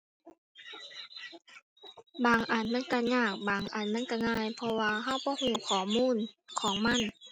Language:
Thai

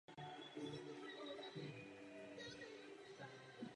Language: Czech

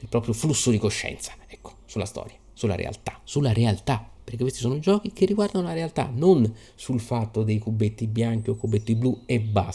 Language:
Italian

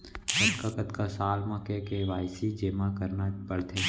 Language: Chhattisgarhi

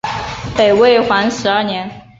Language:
Chinese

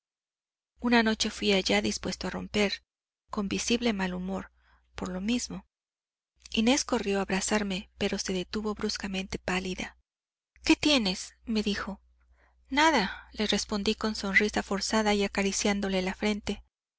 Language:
Spanish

